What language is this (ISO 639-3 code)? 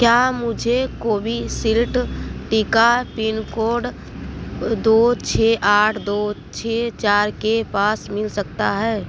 hin